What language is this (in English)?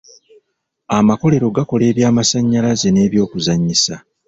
Ganda